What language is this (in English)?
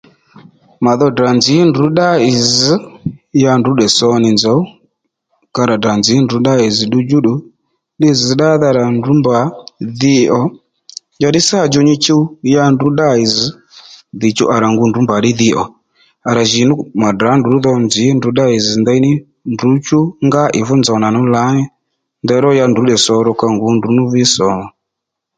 Lendu